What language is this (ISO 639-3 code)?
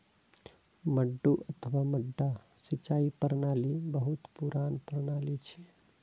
mai